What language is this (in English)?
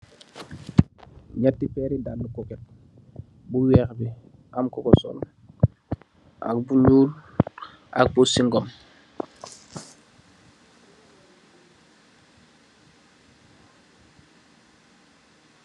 Wolof